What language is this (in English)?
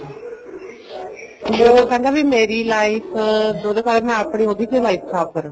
Punjabi